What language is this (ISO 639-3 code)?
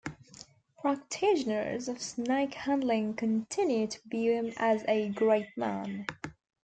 eng